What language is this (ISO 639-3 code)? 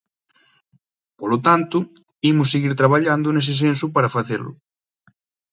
glg